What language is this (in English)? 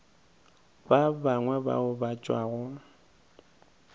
Northern Sotho